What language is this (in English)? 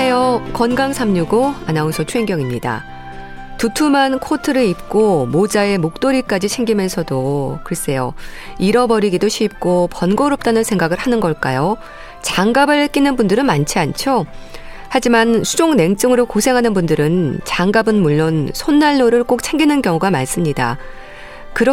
Korean